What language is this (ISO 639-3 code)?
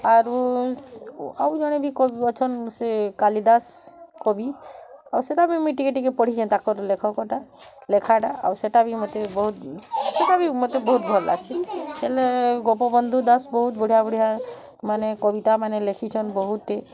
ori